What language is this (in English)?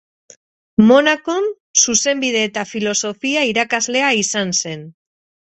Basque